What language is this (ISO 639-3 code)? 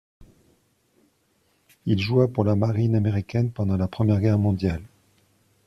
fra